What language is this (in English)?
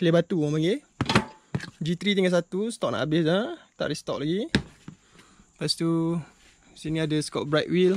Malay